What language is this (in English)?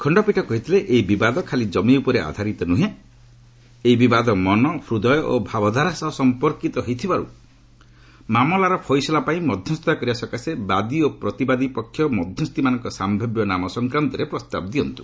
Odia